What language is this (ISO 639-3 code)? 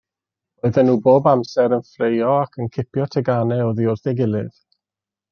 cym